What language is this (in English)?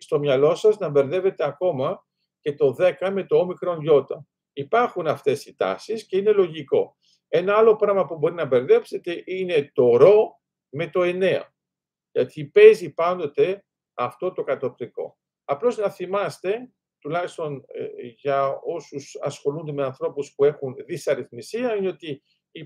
Greek